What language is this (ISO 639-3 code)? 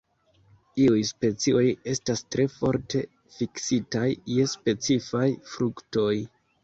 epo